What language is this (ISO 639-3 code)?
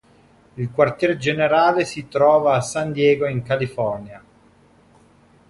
ita